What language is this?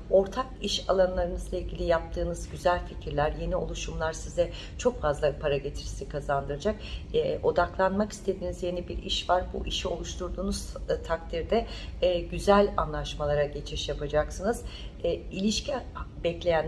Turkish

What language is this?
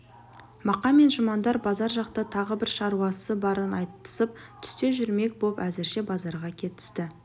Kazakh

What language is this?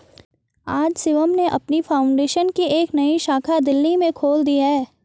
Hindi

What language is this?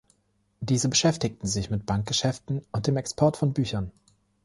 German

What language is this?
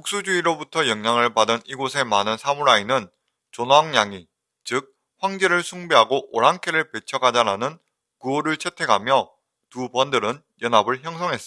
Korean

